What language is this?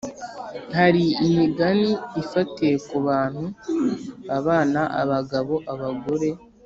Kinyarwanda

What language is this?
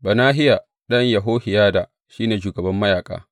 Hausa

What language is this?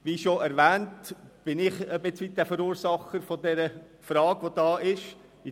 Swiss German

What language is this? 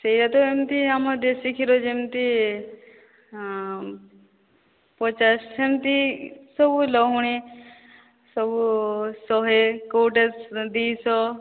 Odia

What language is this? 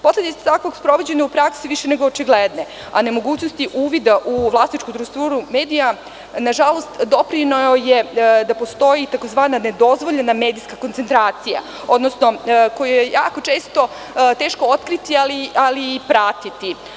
Serbian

